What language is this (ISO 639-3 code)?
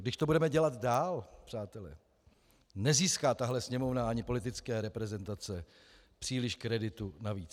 ces